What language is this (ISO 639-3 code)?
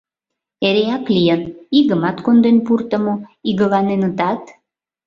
chm